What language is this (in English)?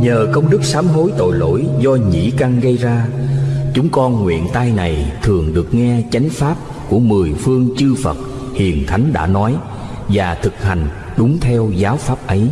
Vietnamese